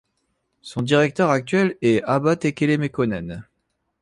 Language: French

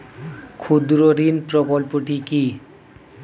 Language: Bangla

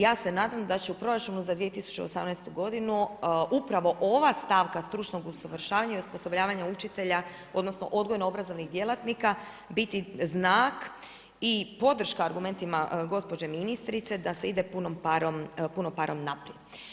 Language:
Croatian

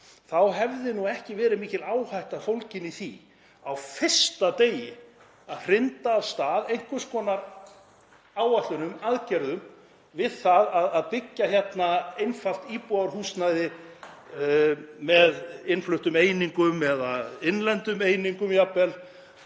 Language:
Icelandic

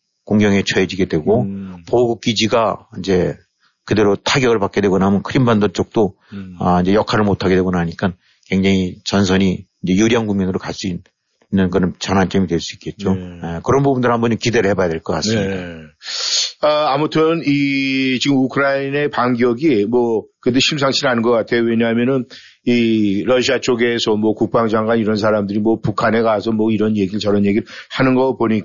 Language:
Korean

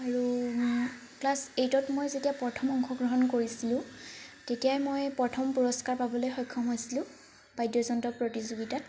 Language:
Assamese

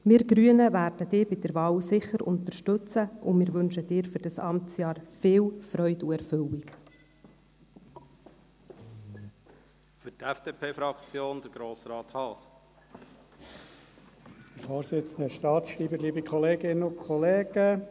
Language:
Swiss German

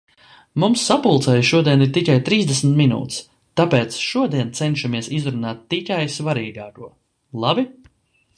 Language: Latvian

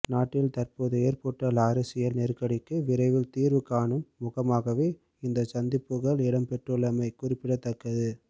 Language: Tamil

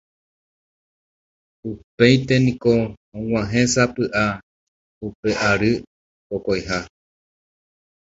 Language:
Guarani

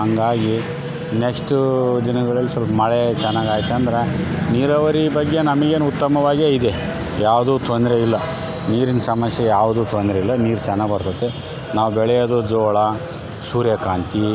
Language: Kannada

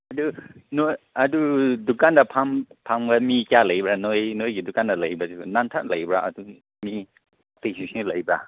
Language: Manipuri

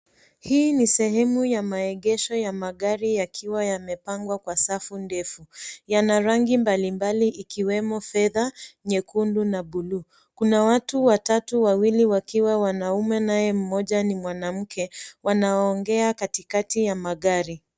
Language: Swahili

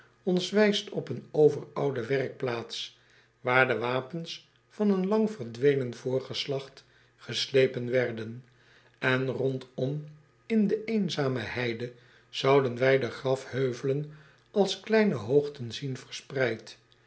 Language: Dutch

